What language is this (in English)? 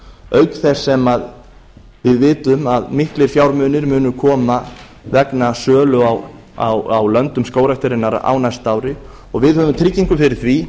Icelandic